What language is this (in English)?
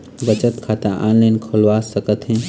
Chhattisgarhi